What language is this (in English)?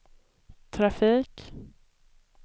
Swedish